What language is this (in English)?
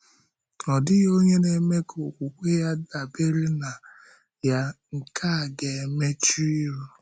Igbo